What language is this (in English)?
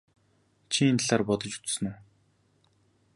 Mongolian